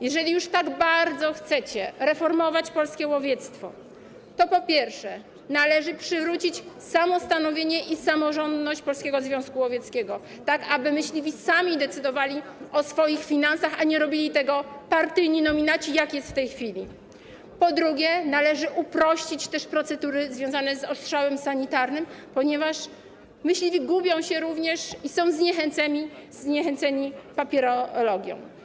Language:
Polish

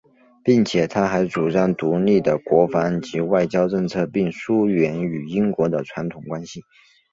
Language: Chinese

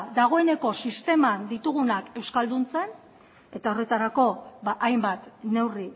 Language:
Basque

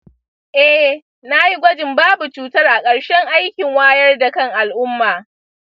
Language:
Hausa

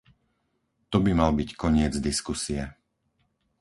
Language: Slovak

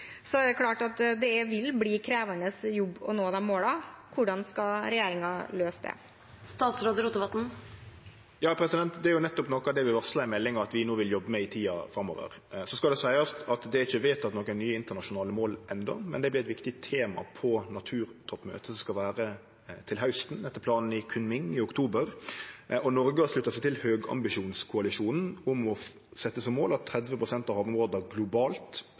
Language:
Norwegian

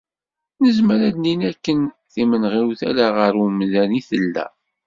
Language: Kabyle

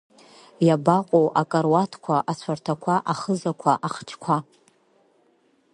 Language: Abkhazian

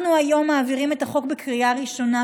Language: Hebrew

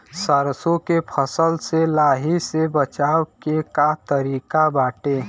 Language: Bhojpuri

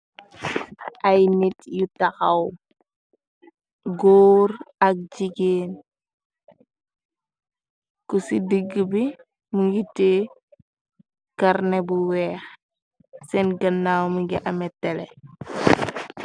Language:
Wolof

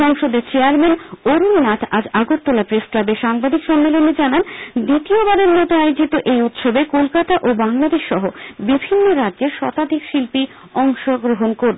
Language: Bangla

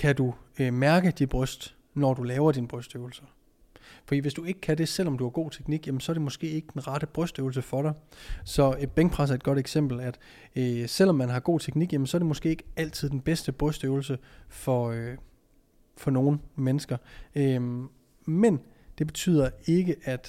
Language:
Danish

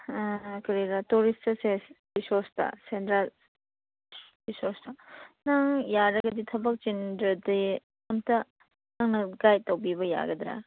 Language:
Manipuri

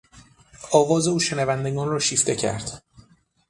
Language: Persian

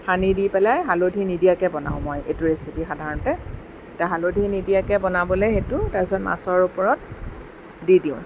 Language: Assamese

